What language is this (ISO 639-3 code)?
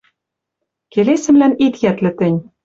mrj